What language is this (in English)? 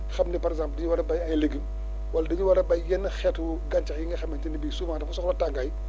Wolof